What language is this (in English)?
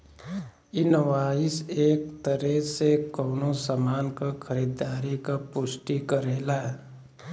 Bhojpuri